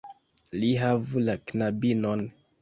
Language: Esperanto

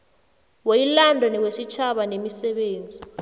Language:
South Ndebele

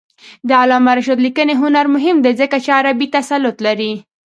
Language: Pashto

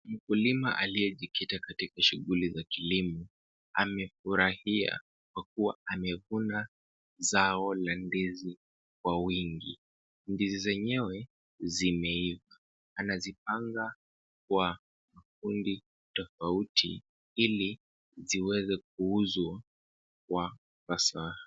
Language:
Swahili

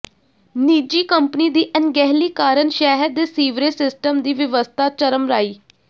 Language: Punjabi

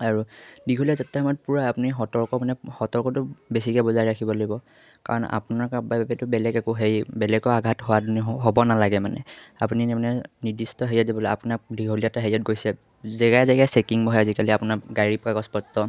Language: Assamese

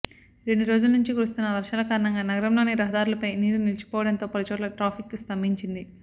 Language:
Telugu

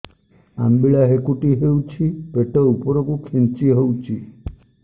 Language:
Odia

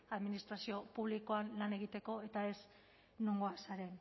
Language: Basque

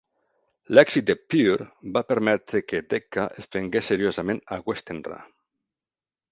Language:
Catalan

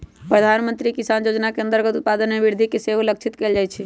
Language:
Magahi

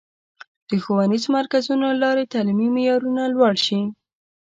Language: Pashto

